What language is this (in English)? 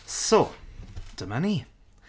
Welsh